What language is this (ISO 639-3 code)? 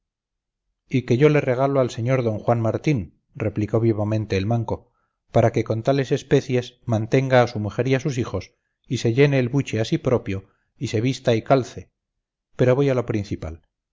spa